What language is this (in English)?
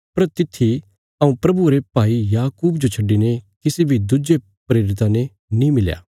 Bilaspuri